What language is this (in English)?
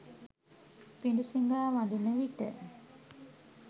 Sinhala